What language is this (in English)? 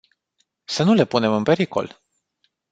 Romanian